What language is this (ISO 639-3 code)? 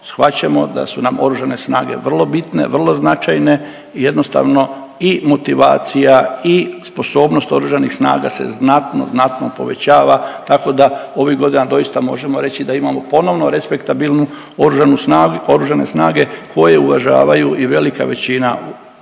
hrv